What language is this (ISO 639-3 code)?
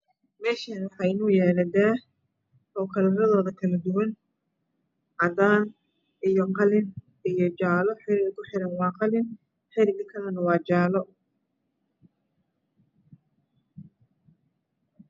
som